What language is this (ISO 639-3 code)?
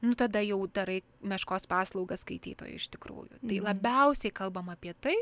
lit